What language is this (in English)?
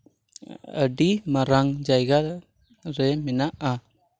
Santali